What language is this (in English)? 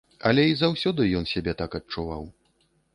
Belarusian